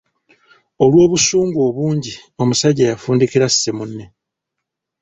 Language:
Ganda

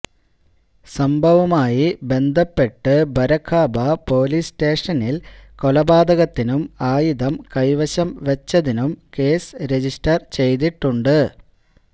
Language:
Malayalam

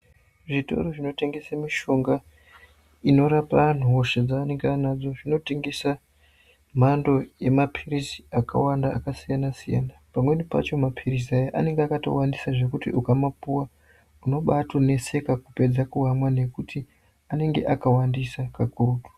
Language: Ndau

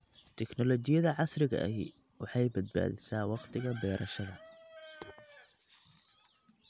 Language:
Somali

